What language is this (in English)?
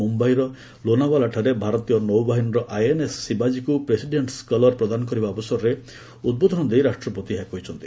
Odia